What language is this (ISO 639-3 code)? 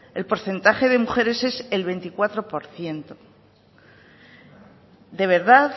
spa